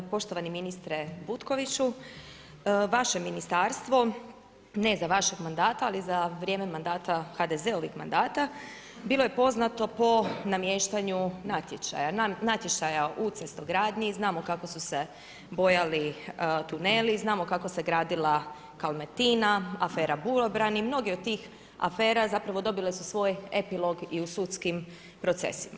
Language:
Croatian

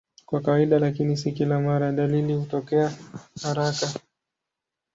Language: Swahili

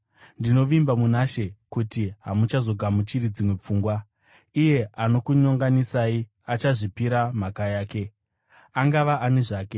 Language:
Shona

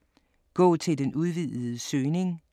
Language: Danish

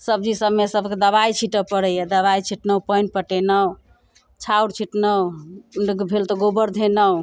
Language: Maithili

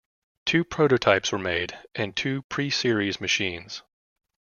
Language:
English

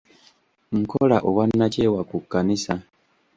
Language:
Ganda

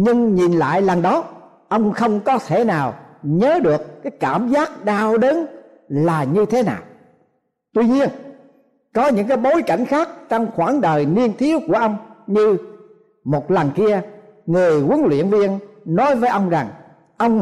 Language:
Vietnamese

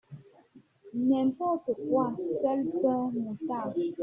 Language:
French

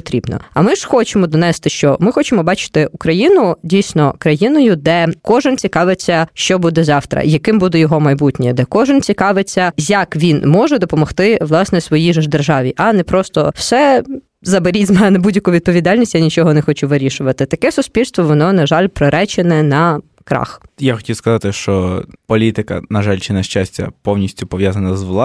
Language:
Ukrainian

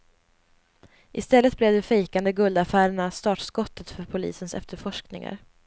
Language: Swedish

